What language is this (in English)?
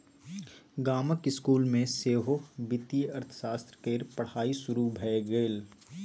Maithili